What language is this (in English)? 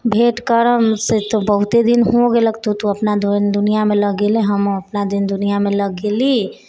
Maithili